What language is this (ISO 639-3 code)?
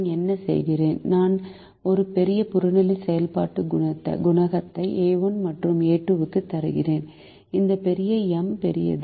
tam